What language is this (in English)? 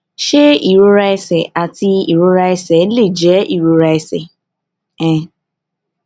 Yoruba